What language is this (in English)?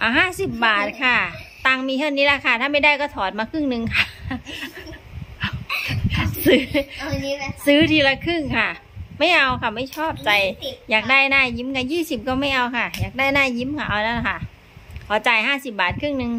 Thai